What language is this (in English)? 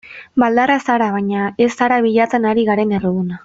Basque